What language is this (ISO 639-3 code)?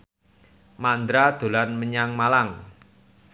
jav